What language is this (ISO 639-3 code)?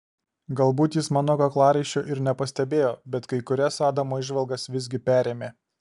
lit